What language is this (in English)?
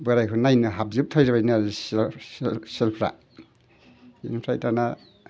Bodo